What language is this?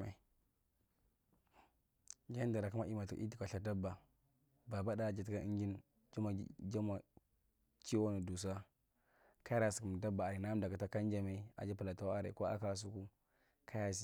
Marghi Central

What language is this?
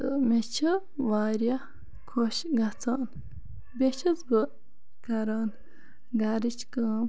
Kashmiri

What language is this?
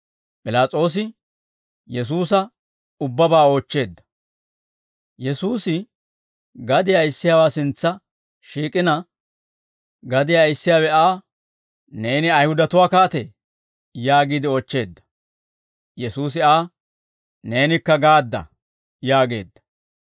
Dawro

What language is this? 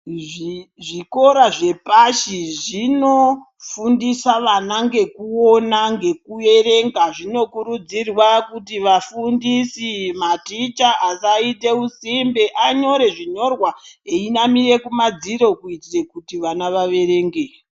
Ndau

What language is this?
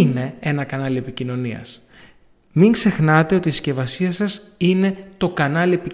Greek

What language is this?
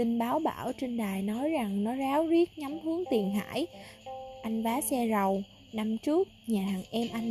Vietnamese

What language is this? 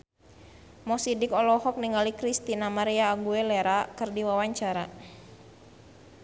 Sundanese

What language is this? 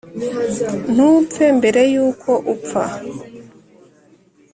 Kinyarwanda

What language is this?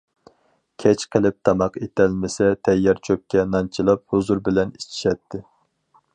Uyghur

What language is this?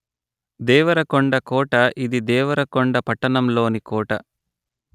Telugu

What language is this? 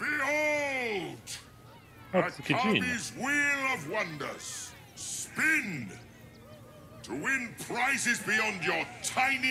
Polish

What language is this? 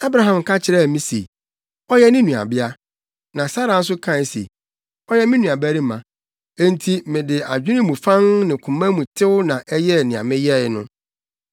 Akan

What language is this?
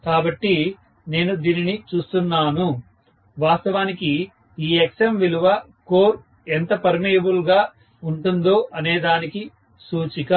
Telugu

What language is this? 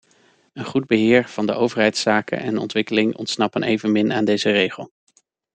Dutch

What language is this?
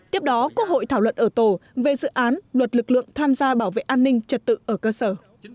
Vietnamese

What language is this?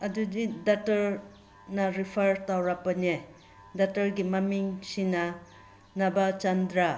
Manipuri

